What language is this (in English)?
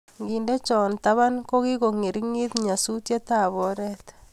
Kalenjin